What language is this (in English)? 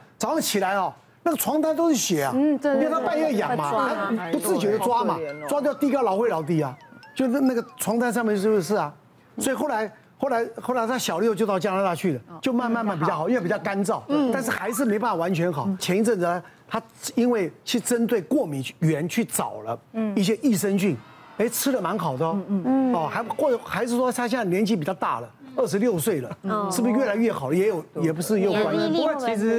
Chinese